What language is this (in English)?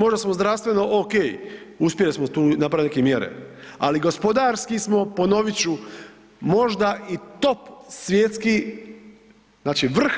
Croatian